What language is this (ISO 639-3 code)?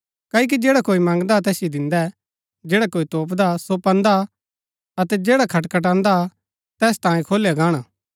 gbk